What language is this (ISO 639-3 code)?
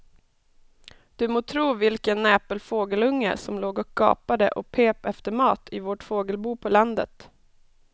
swe